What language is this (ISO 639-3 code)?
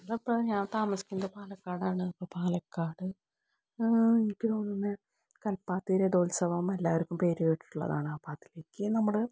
mal